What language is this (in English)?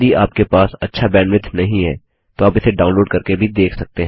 Hindi